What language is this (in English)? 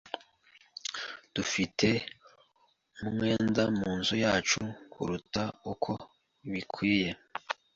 Kinyarwanda